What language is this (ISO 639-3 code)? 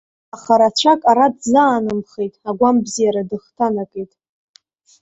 abk